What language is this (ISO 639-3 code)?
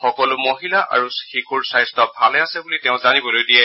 asm